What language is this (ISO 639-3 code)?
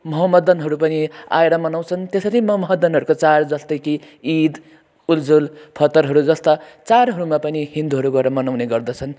nep